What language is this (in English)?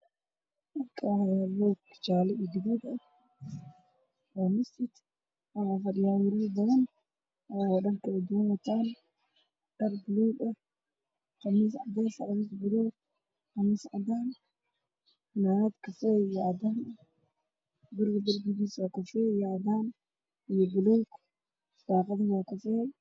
Somali